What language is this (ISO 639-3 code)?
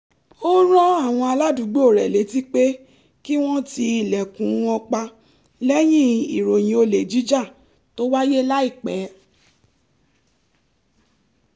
yor